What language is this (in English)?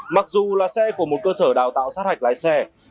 Vietnamese